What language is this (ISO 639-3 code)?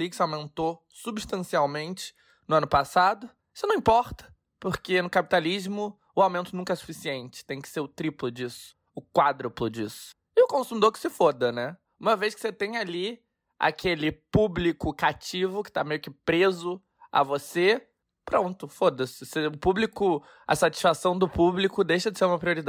por